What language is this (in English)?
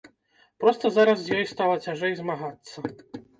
Belarusian